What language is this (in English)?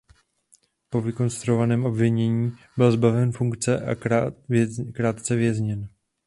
Czech